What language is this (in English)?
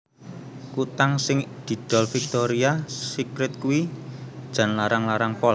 Javanese